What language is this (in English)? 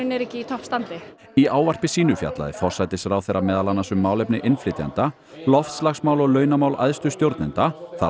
Icelandic